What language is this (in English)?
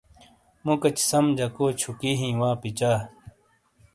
Shina